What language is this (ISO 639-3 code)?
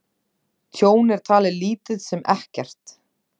isl